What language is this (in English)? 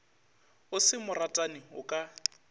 Northern Sotho